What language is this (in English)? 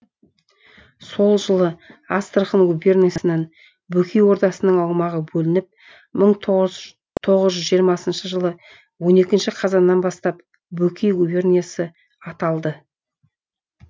Kazakh